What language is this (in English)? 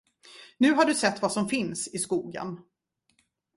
Swedish